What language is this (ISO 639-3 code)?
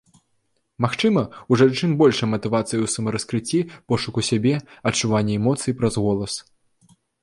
bel